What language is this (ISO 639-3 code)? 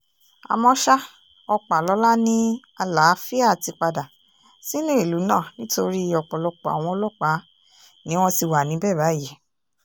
yor